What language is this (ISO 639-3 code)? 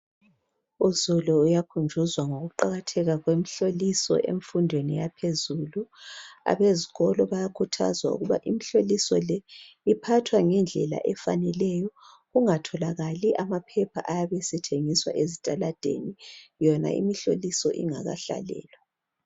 nde